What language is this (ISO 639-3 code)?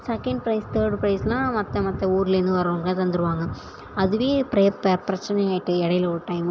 tam